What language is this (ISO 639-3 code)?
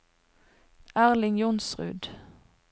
nor